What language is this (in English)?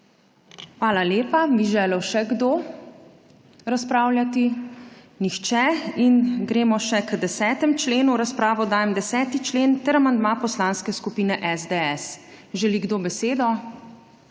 Slovenian